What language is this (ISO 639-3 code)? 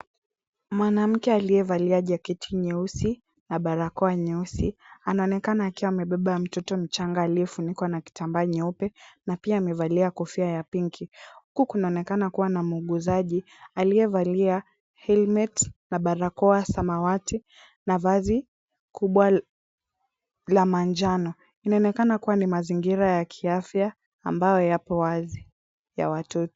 swa